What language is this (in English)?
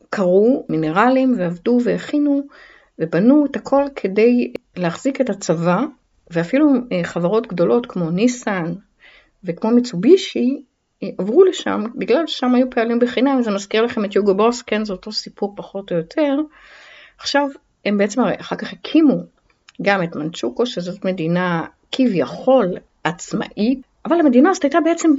Hebrew